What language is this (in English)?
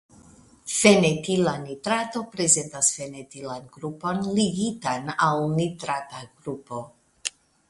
Esperanto